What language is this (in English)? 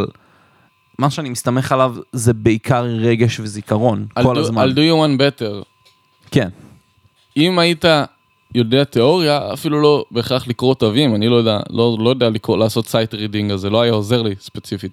Hebrew